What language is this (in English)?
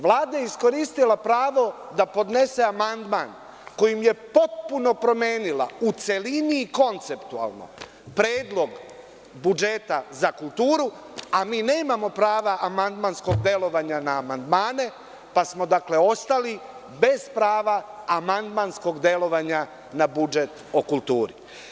Serbian